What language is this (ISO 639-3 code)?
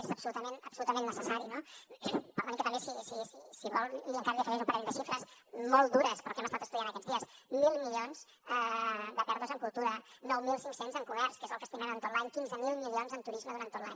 cat